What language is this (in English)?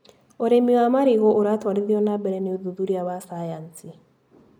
Kikuyu